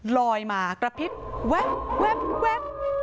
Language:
Thai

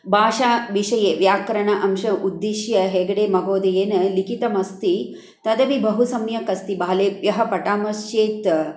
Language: Sanskrit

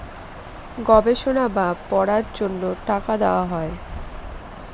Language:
Bangla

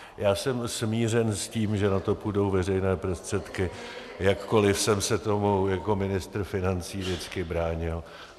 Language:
Czech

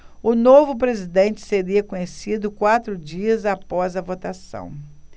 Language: Portuguese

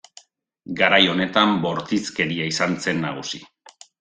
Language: Basque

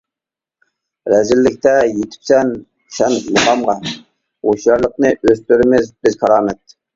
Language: Uyghur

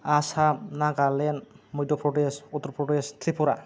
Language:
Bodo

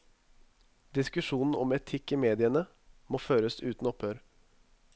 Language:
Norwegian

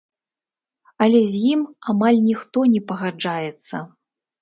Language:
Belarusian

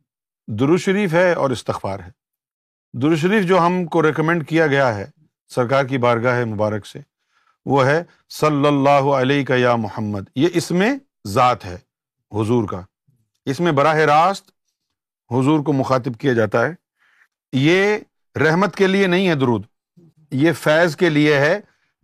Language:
Urdu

